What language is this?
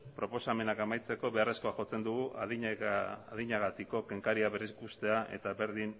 Basque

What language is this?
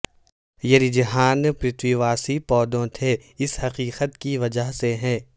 Urdu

